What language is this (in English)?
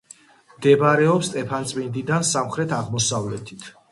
Georgian